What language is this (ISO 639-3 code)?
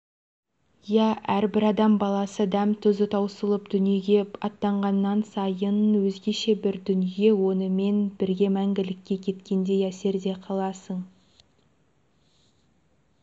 kaz